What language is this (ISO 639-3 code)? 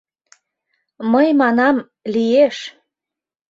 chm